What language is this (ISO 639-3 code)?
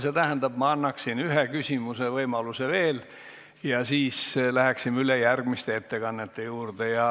est